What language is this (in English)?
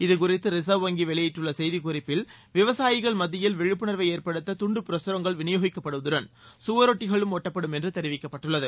Tamil